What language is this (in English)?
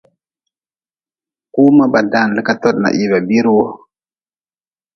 Nawdm